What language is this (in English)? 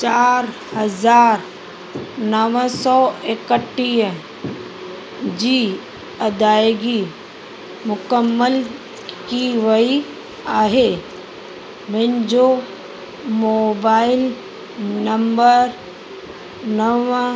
Sindhi